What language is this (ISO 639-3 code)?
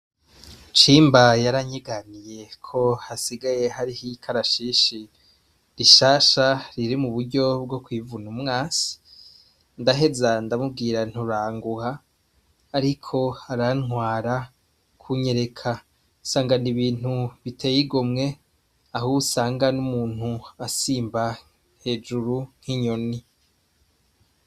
run